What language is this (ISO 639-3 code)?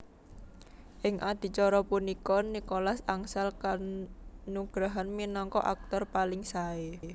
jav